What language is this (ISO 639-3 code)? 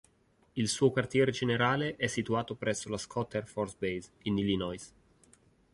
ita